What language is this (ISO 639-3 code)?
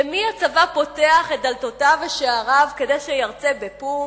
heb